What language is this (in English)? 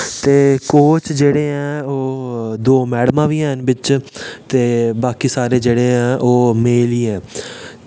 Dogri